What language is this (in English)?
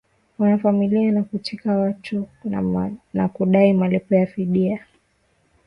Swahili